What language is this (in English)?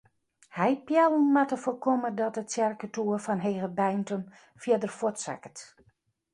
Western Frisian